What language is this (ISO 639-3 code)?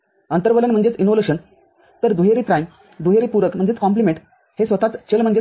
mar